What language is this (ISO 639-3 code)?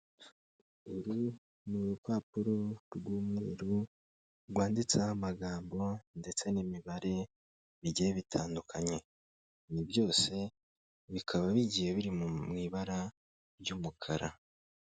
kin